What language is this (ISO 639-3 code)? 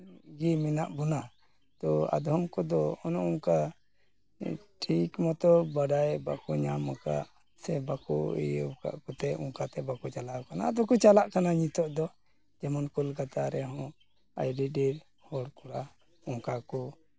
sat